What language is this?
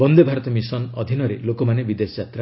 Odia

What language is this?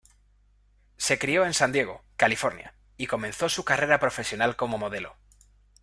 Spanish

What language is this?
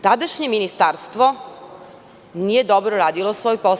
Serbian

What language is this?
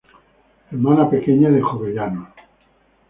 Spanish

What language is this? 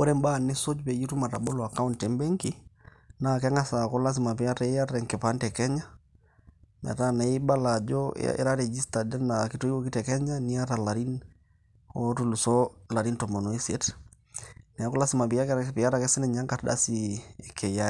Masai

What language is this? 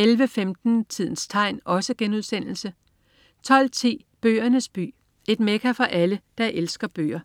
Danish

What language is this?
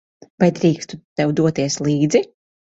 Latvian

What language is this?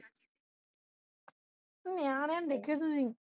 Punjabi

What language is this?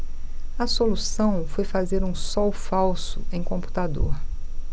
Portuguese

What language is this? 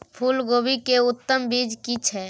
Maithili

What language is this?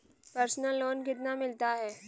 Hindi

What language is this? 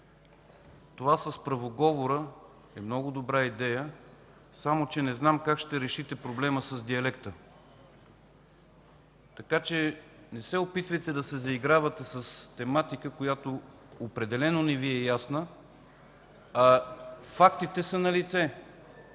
Bulgarian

